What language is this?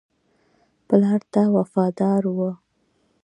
Pashto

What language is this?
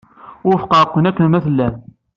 Kabyle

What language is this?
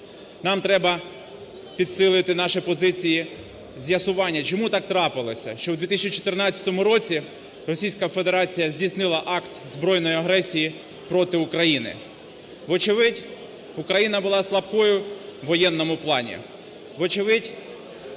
Ukrainian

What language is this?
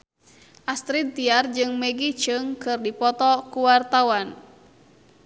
Sundanese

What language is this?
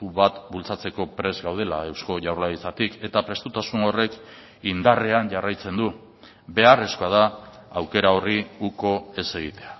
Basque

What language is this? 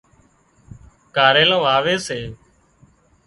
Wadiyara Koli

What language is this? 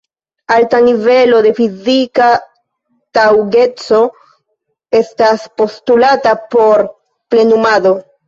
Esperanto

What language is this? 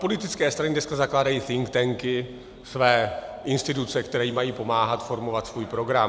Czech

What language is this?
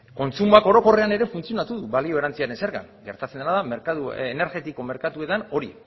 Basque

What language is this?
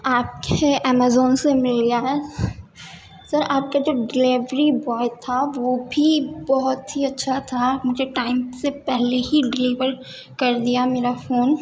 Urdu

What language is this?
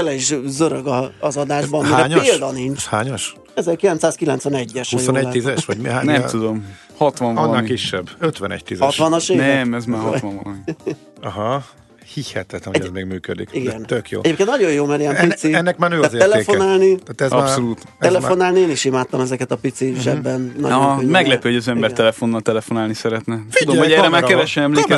Hungarian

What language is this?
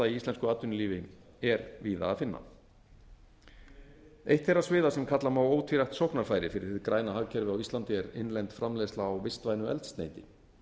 Icelandic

